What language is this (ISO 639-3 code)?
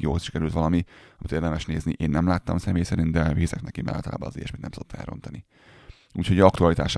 hun